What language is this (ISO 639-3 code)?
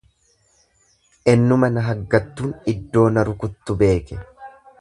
orm